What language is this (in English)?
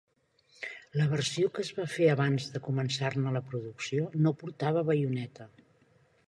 Catalan